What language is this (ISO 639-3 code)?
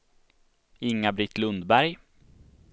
swe